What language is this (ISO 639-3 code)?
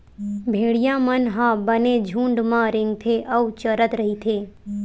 hne